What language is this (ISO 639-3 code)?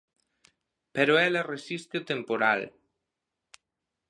glg